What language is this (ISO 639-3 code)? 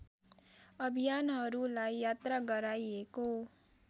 nep